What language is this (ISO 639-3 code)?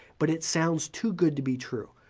eng